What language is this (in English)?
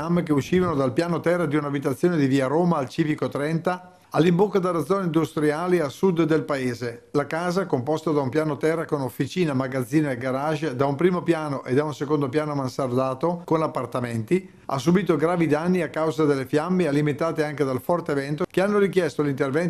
Italian